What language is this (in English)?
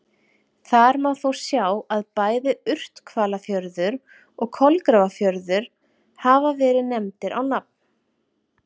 Icelandic